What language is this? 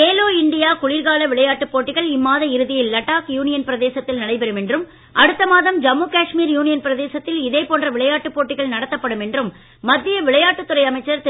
Tamil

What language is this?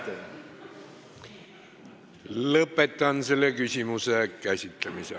Estonian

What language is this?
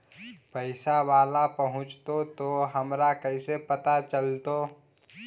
Magahi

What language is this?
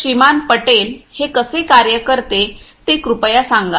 Marathi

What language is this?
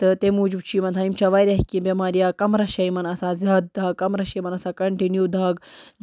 Kashmiri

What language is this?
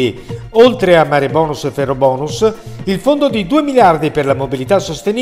Italian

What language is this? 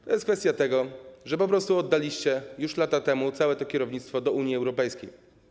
Polish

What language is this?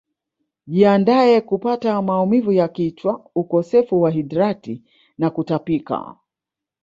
Swahili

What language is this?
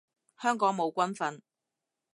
Cantonese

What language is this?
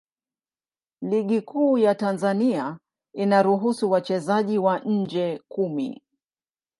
Swahili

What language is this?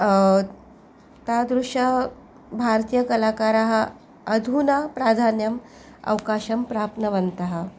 Sanskrit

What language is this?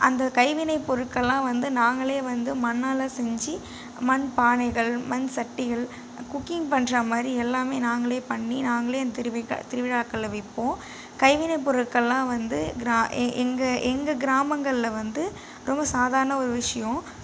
Tamil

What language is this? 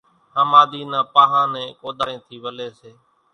Kachi Koli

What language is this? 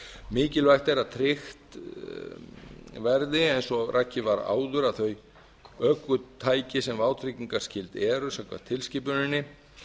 Icelandic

